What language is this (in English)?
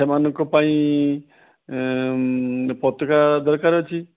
Odia